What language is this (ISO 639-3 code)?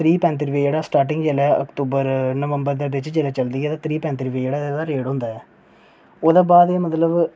doi